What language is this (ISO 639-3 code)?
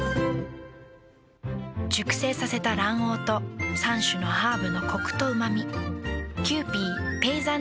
jpn